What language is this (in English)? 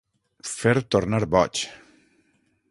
Catalan